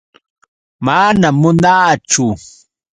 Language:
Yauyos Quechua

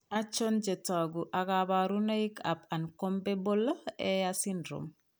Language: Kalenjin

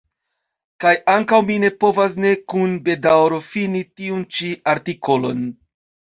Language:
Esperanto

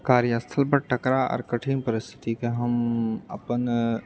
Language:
Maithili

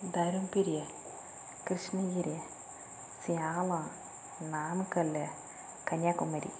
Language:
Tamil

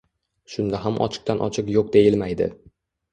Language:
Uzbek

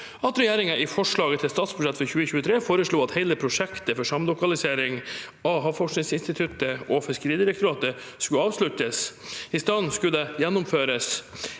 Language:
Norwegian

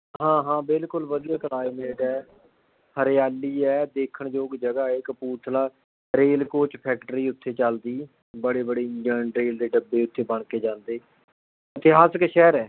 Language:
Punjabi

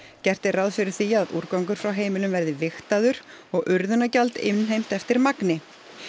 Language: Icelandic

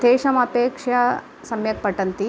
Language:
Sanskrit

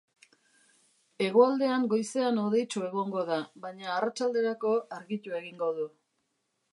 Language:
Basque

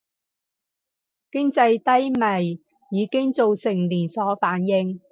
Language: Cantonese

